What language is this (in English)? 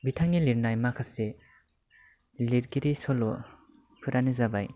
Bodo